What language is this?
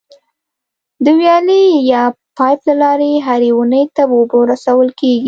Pashto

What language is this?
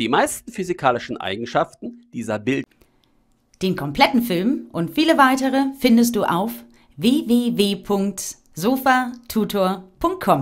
German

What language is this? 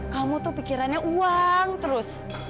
Indonesian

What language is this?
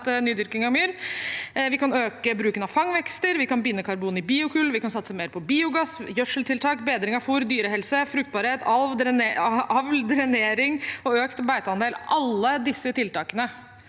Norwegian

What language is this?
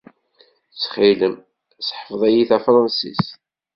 Kabyle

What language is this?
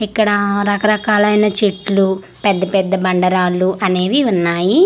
Telugu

